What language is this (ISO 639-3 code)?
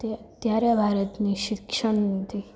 guj